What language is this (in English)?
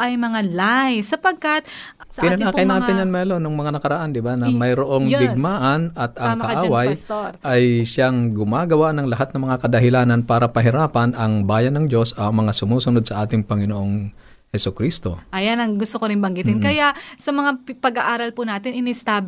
Filipino